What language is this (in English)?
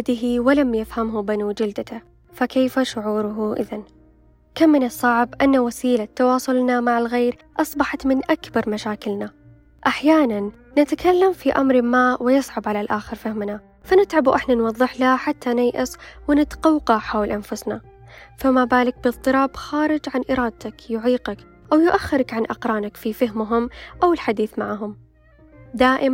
Arabic